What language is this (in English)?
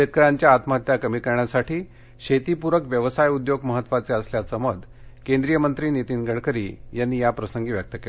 Marathi